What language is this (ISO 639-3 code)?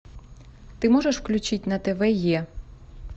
rus